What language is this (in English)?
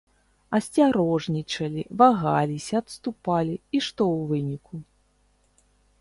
Belarusian